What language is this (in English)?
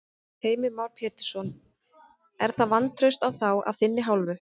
Icelandic